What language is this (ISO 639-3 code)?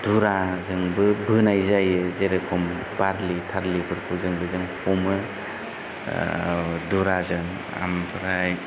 brx